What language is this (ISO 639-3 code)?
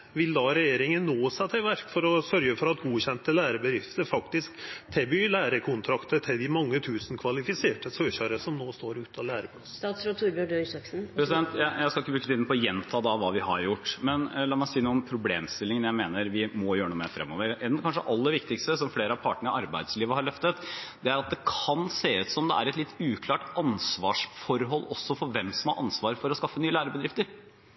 nor